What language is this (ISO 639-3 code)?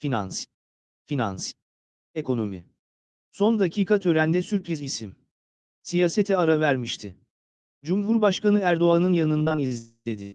tur